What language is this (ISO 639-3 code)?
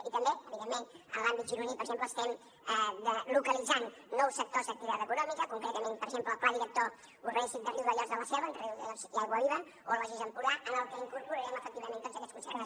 cat